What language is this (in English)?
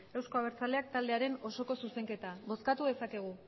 Basque